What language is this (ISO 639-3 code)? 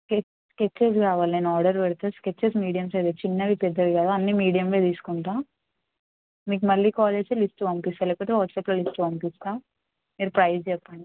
tel